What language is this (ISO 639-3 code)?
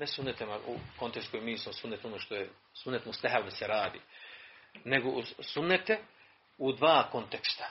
hrv